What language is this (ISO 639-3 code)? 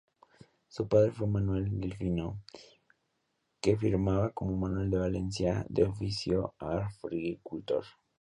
spa